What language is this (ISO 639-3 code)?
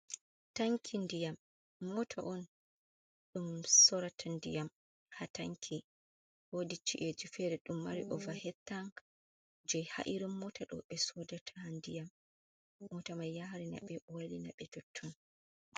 ful